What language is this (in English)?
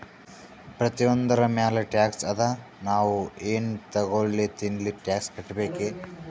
Kannada